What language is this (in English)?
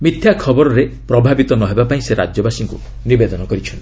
Odia